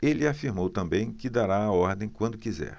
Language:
Portuguese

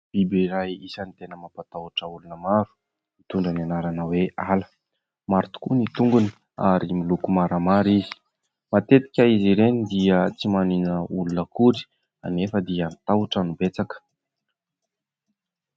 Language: Malagasy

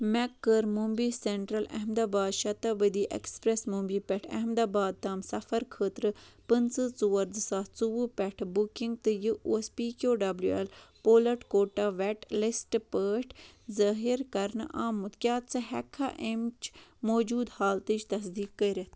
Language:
Kashmiri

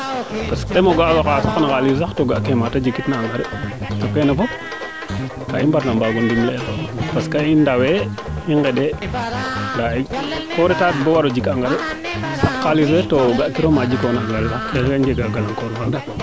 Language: Serer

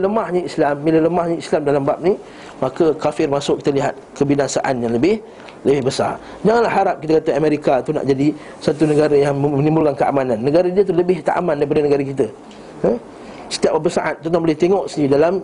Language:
Malay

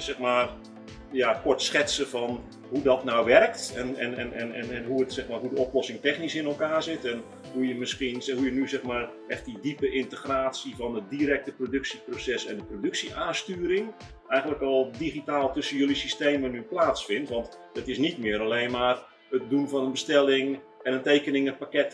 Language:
Dutch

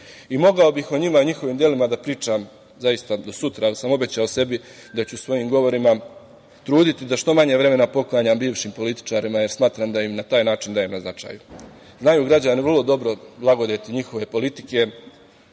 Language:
Serbian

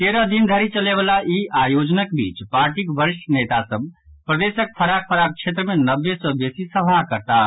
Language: Maithili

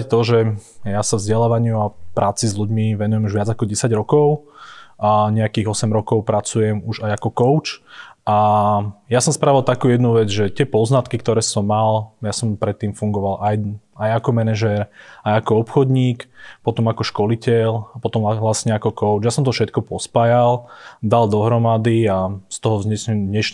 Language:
Slovak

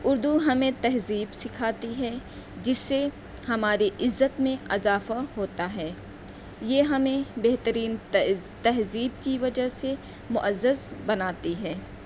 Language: Urdu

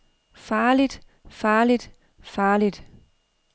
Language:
Danish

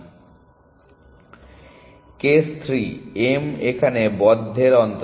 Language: Bangla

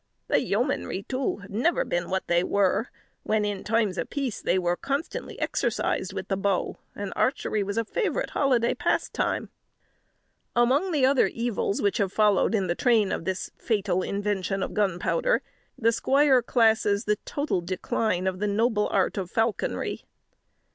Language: English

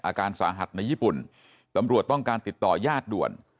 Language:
Thai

